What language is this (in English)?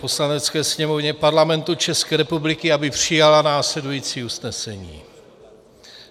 Czech